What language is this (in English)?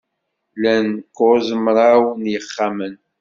Kabyle